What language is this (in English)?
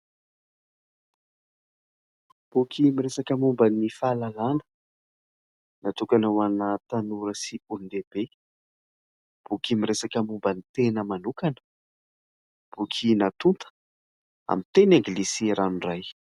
Malagasy